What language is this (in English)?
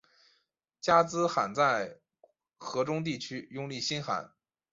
Chinese